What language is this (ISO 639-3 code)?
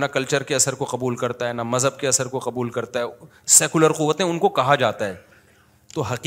urd